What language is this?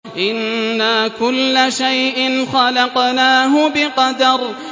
Arabic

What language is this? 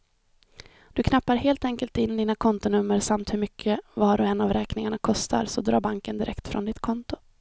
Swedish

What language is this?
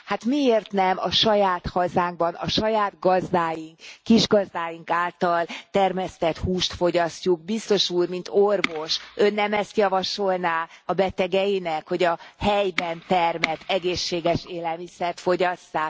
Hungarian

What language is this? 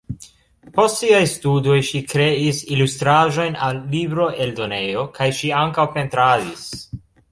Esperanto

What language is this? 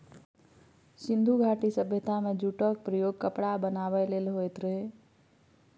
Maithili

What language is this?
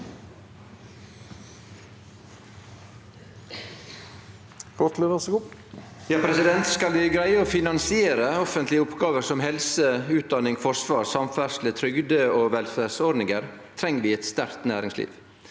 Norwegian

